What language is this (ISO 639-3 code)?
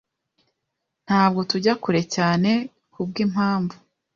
kin